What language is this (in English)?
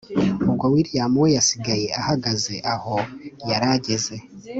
Kinyarwanda